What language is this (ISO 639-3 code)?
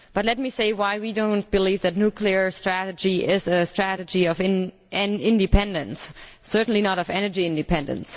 eng